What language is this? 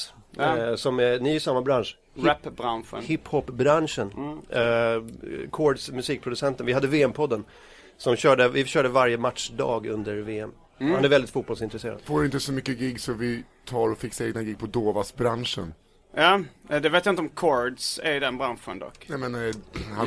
Swedish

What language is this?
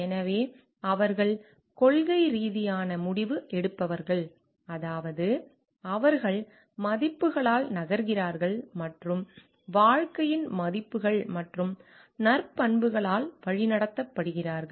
Tamil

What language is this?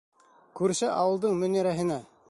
Bashkir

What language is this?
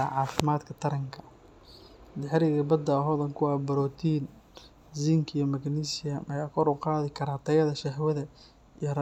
Somali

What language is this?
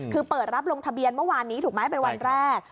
Thai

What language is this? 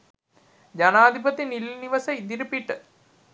Sinhala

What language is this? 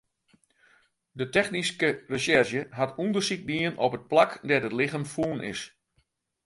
Western Frisian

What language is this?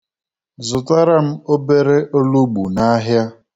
Igbo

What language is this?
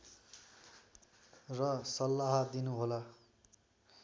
Nepali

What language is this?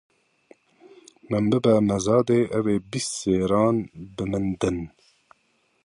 Kurdish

